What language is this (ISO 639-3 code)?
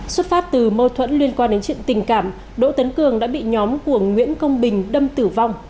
vie